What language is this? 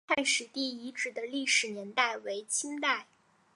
Chinese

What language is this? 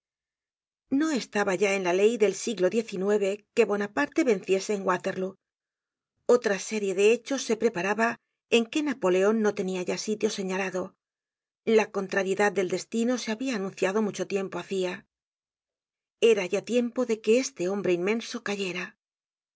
Spanish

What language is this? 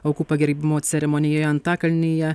Lithuanian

